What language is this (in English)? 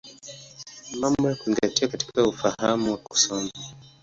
Swahili